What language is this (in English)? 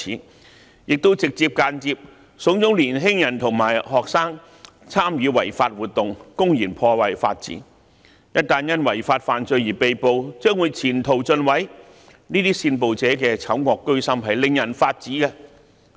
Cantonese